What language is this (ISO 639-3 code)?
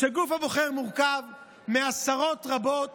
heb